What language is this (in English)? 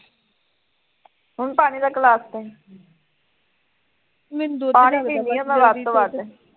Punjabi